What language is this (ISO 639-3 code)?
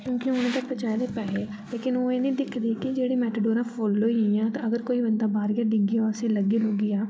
doi